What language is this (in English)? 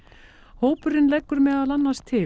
Icelandic